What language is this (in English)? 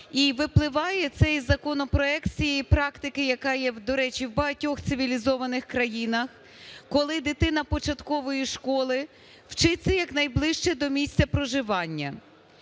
Ukrainian